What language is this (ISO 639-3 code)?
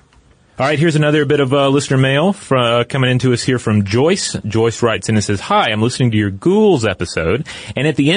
eng